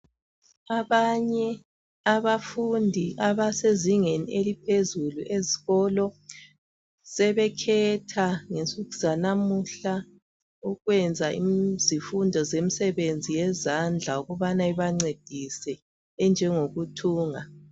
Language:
North Ndebele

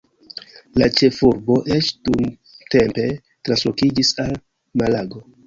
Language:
Esperanto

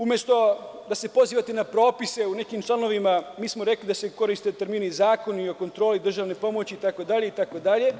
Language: Serbian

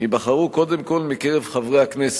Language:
Hebrew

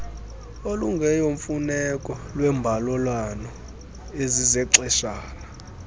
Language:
Xhosa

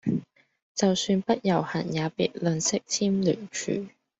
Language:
Cantonese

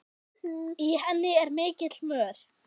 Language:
Icelandic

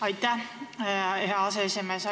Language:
Estonian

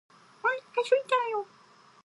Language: Japanese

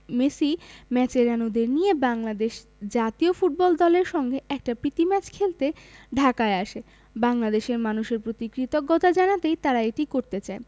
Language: Bangla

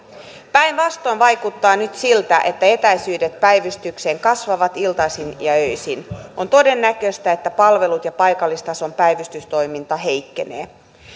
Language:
Finnish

